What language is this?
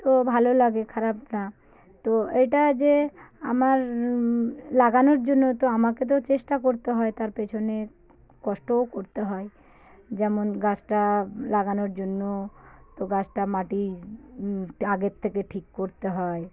Bangla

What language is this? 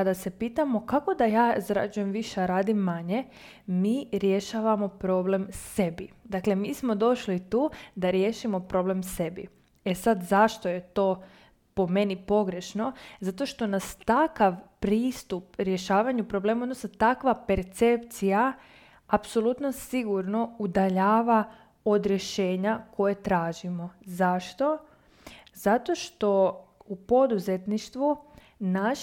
Croatian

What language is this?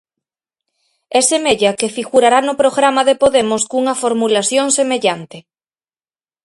Galician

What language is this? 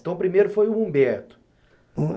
Portuguese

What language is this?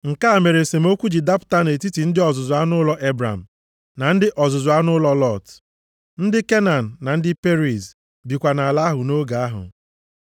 Igbo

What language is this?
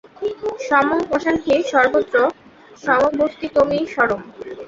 Bangla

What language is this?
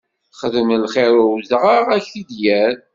Kabyle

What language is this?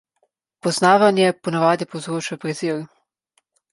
Slovenian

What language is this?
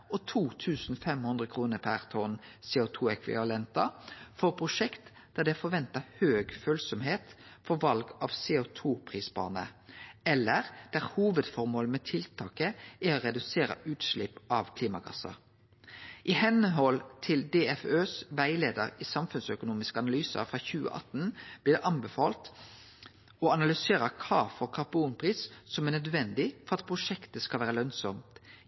Norwegian Nynorsk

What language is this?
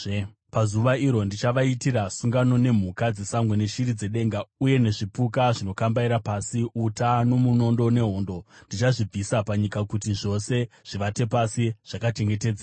Shona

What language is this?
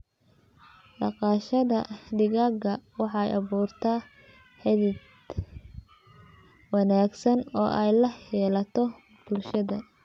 Somali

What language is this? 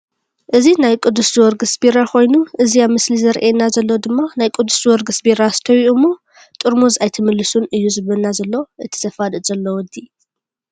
Tigrinya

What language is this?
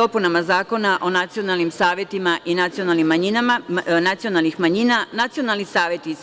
Serbian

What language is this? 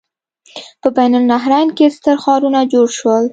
Pashto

